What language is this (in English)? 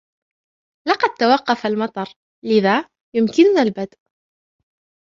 Arabic